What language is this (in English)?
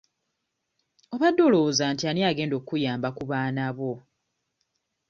Ganda